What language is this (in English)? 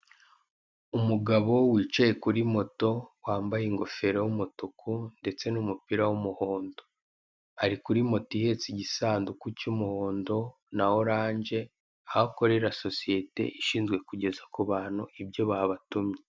Kinyarwanda